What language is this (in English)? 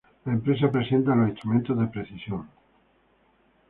Spanish